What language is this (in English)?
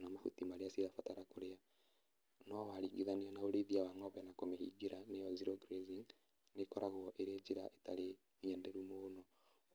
Kikuyu